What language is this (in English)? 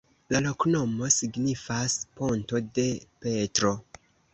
Esperanto